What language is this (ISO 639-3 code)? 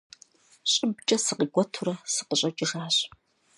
kbd